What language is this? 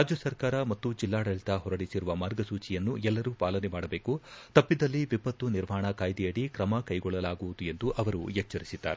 Kannada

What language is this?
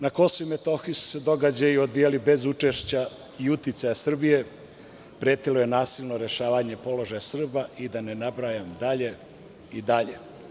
Serbian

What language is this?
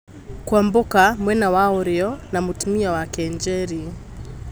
Kikuyu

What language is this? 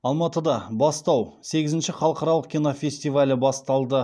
Kazakh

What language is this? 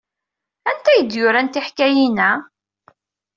Kabyle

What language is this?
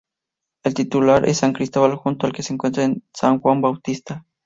Spanish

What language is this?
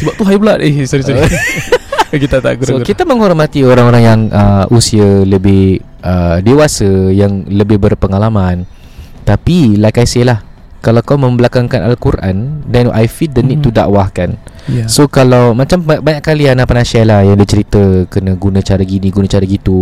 Malay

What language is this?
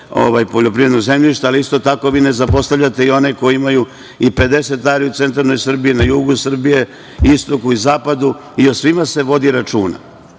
Serbian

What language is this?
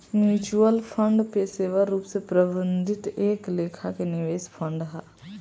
Bhojpuri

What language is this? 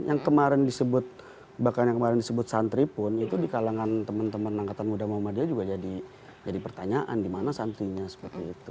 Indonesian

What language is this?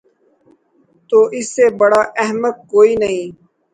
Urdu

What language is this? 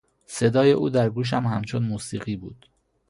Persian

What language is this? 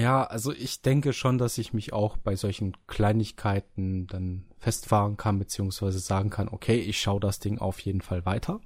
German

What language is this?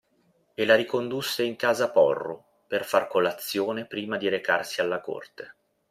Italian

